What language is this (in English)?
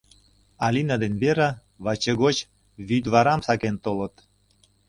Mari